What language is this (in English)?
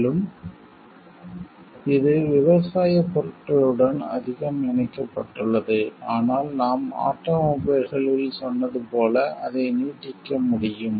Tamil